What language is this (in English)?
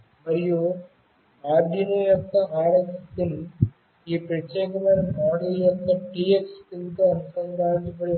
Telugu